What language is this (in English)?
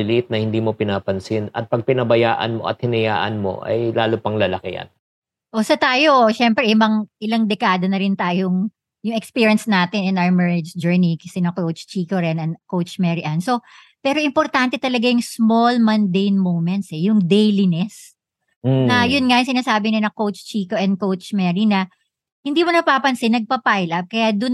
Filipino